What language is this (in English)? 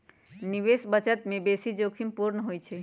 Magahi